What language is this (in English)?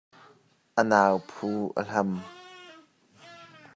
Hakha Chin